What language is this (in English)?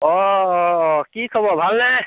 Assamese